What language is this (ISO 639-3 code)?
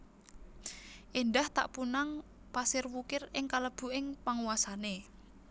jav